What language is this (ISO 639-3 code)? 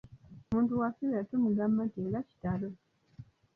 lug